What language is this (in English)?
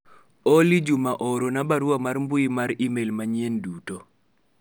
Luo (Kenya and Tanzania)